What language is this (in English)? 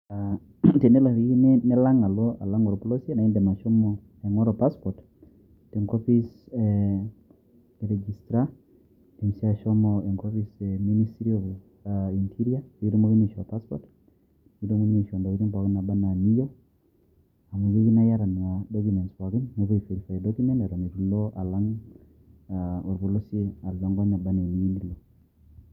Masai